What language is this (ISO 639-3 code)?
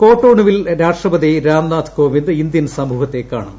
mal